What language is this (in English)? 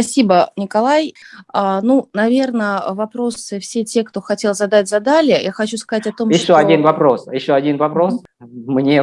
Russian